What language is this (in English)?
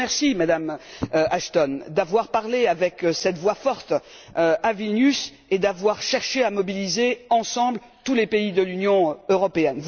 French